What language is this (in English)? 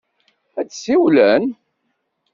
Kabyle